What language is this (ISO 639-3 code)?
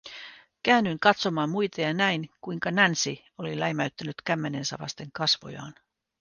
fin